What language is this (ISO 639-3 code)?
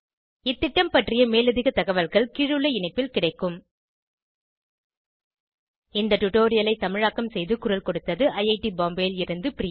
tam